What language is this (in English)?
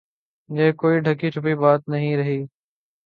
Urdu